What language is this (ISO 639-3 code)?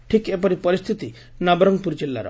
ori